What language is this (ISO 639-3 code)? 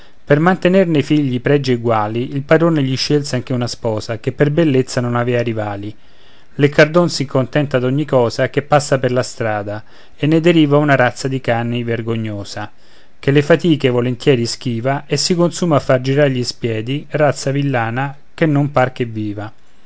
ita